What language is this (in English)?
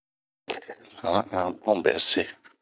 Bomu